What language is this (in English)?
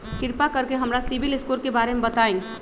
Magahi